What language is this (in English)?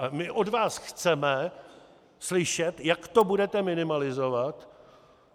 Czech